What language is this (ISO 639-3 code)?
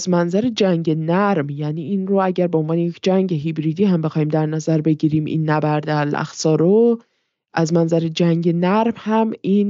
fas